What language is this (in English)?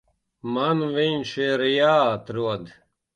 Latvian